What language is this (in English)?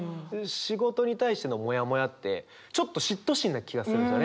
Japanese